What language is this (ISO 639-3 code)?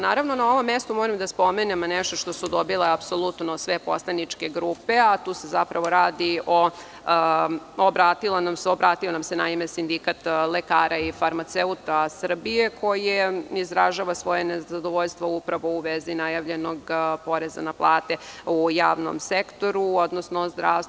srp